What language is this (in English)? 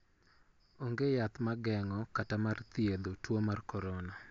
Luo (Kenya and Tanzania)